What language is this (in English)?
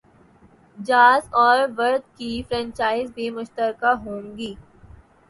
Urdu